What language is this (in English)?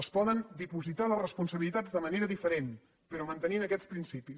Catalan